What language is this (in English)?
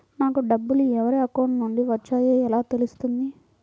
Telugu